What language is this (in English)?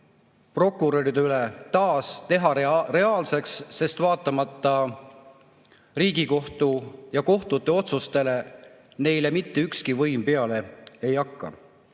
Estonian